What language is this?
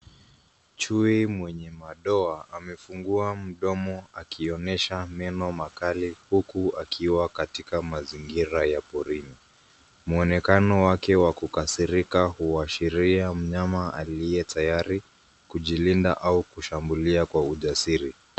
Swahili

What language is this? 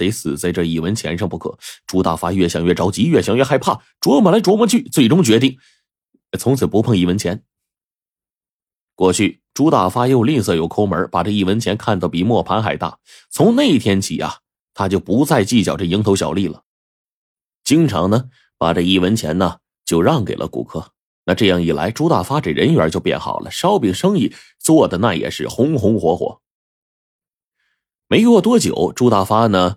Chinese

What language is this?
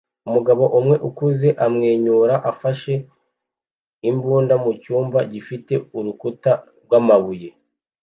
Kinyarwanda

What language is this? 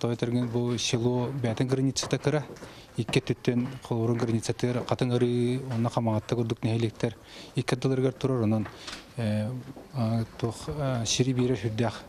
Russian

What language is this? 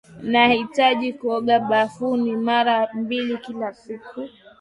Swahili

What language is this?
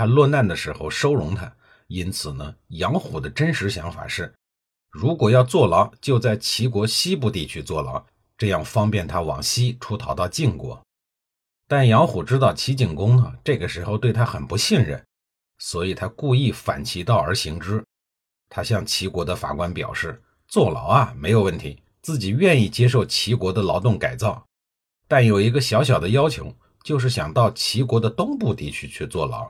Chinese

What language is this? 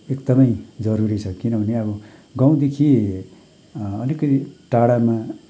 Nepali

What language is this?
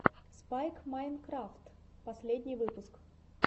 Russian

